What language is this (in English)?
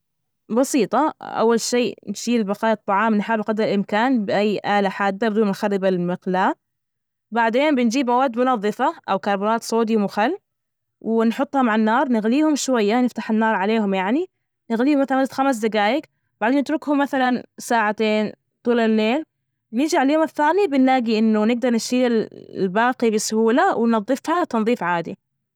Najdi Arabic